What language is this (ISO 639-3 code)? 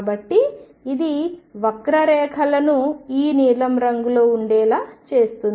tel